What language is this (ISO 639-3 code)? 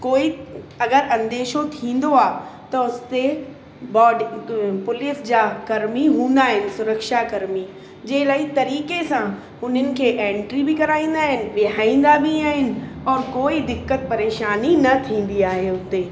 snd